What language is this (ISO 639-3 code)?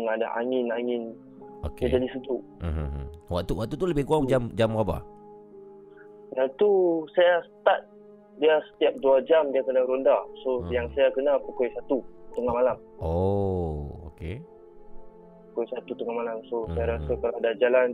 msa